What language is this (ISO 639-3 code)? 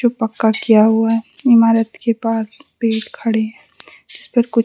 hin